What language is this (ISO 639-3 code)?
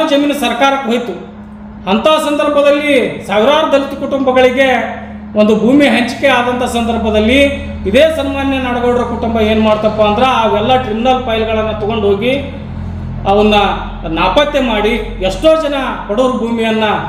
kan